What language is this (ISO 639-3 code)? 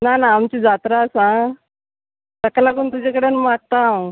kok